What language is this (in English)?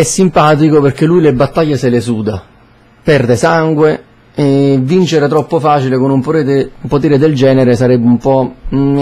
Italian